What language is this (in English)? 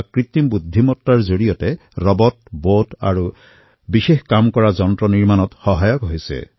Assamese